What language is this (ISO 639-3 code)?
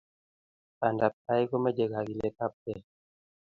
kln